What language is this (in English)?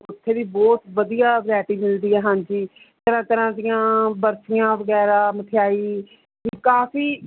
Punjabi